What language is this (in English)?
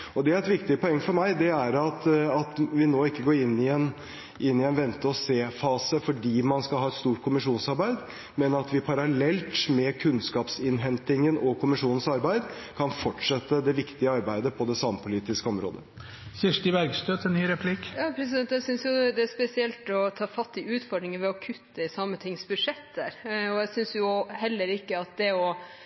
Norwegian Bokmål